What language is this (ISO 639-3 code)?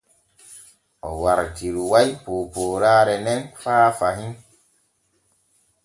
fue